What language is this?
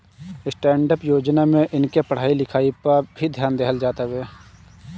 Bhojpuri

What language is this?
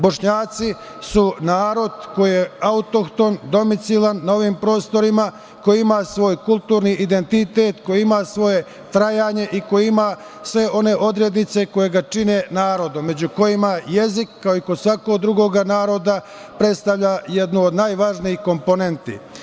Serbian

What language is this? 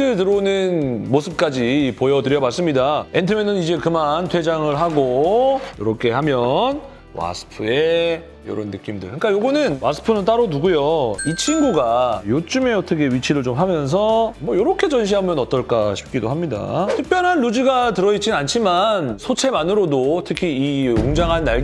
Korean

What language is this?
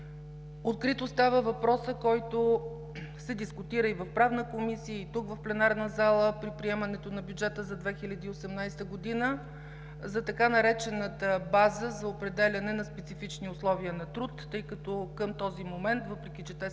Bulgarian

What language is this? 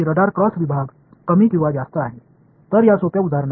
Tamil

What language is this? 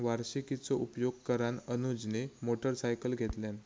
Marathi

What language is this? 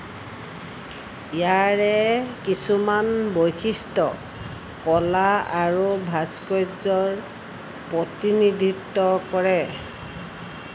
Assamese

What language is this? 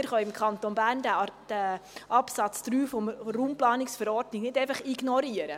Swiss German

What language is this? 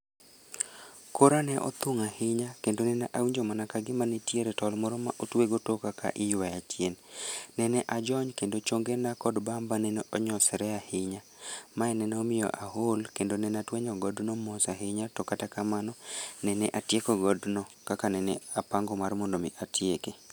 Luo (Kenya and Tanzania)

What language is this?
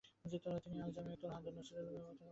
Bangla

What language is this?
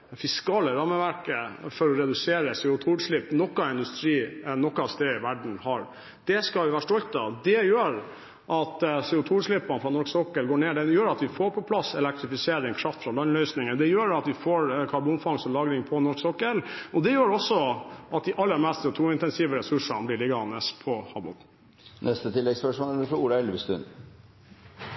Norwegian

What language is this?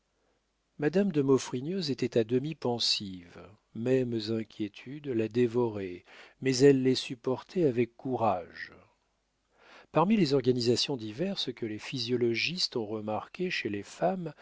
French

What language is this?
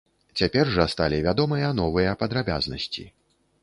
Belarusian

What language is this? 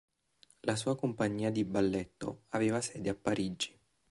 Italian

